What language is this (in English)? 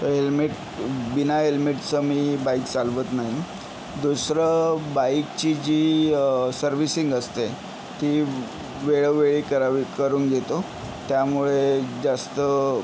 Marathi